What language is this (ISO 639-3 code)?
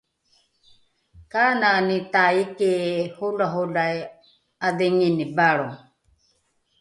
dru